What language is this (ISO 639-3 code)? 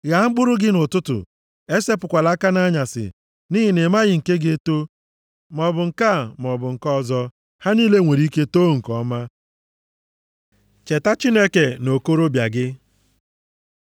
ibo